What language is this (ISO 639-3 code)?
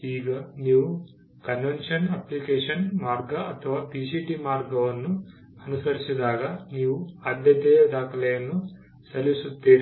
kan